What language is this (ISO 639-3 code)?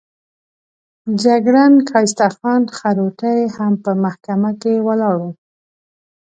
pus